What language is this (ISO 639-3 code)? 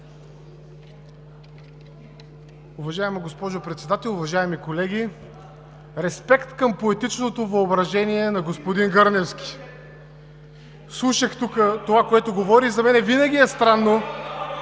bul